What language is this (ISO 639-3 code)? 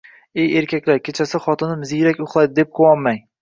uzb